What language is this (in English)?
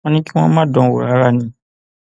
Yoruba